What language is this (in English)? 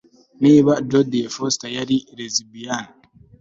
Kinyarwanda